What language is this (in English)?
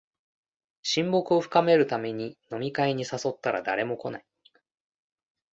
Japanese